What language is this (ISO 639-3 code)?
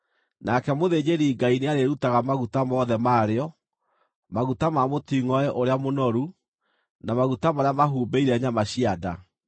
kik